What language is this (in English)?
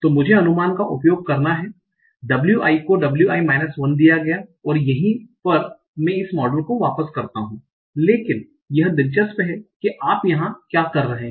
Hindi